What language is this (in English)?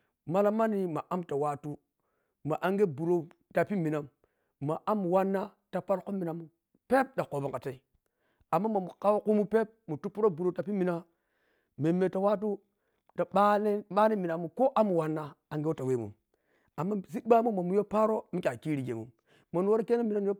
Piya-Kwonci